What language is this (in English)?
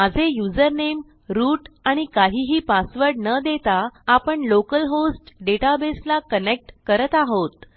Marathi